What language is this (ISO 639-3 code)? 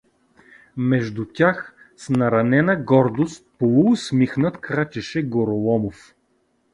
bul